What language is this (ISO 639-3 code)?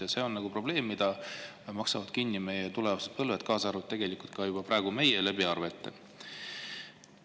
est